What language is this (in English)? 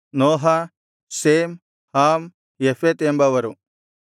Kannada